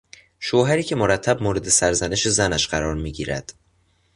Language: Persian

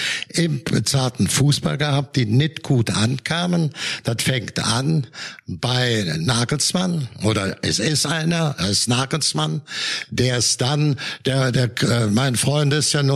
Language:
German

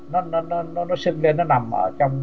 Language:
Vietnamese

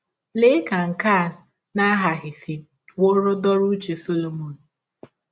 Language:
Igbo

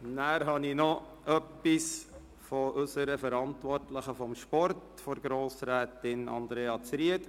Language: Swiss German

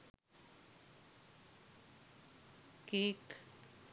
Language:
Sinhala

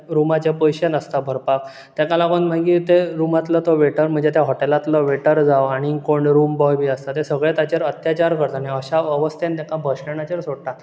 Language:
Konkani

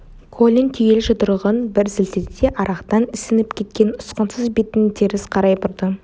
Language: Kazakh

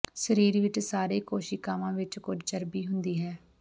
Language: Punjabi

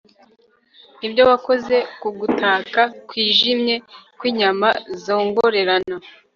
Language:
Kinyarwanda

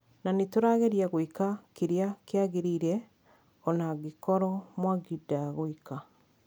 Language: Kikuyu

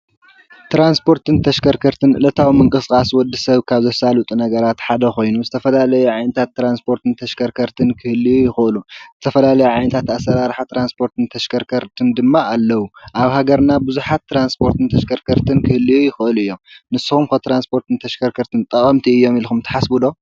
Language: Tigrinya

